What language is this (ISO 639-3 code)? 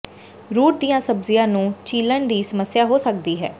pan